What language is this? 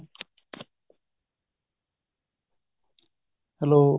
Punjabi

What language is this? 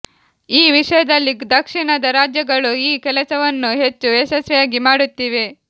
Kannada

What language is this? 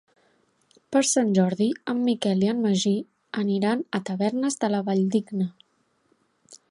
Catalan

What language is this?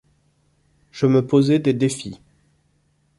French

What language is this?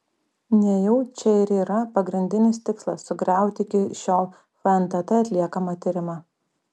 Lithuanian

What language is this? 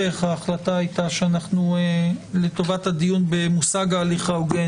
Hebrew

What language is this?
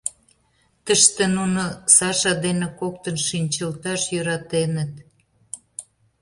Mari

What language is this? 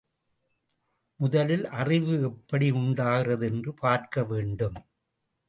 Tamil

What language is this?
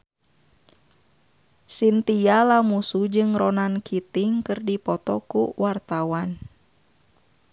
Sundanese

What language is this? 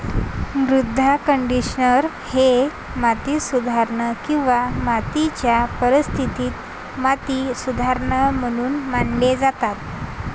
Marathi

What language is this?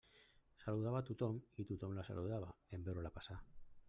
Catalan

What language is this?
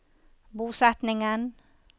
Norwegian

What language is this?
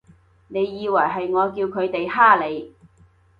Cantonese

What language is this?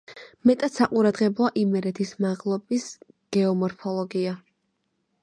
Georgian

